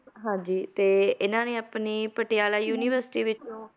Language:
Punjabi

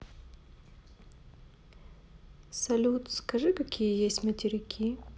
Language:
Russian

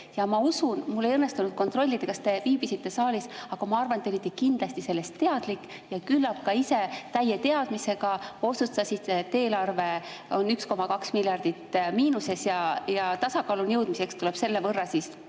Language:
Estonian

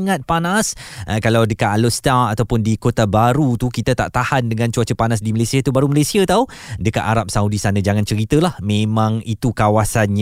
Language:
Malay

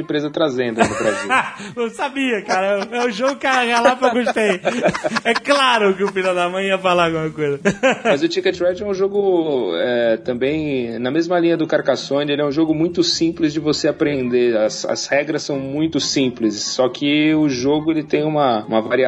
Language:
Portuguese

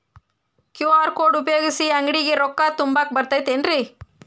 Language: Kannada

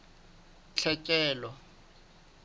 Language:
Southern Sotho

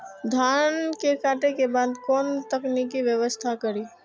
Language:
Maithili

